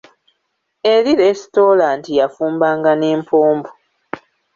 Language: Ganda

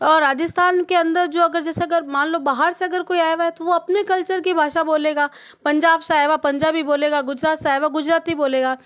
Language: Hindi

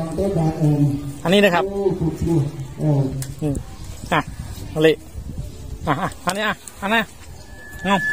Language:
Thai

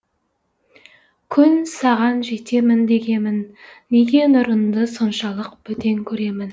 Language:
Kazakh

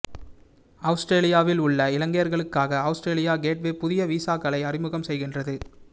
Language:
Tamil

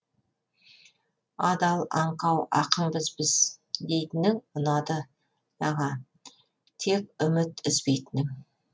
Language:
Kazakh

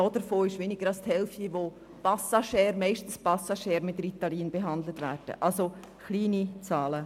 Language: Swiss German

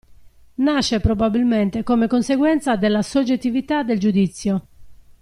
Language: Italian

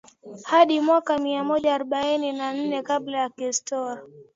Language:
Swahili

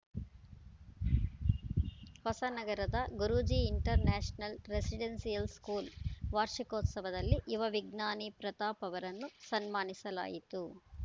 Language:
Kannada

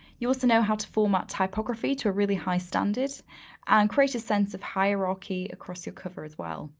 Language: English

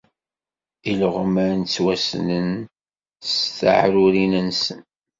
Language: Kabyle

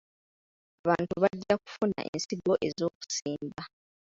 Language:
Ganda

